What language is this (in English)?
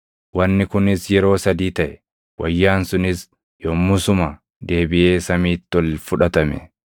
Oromo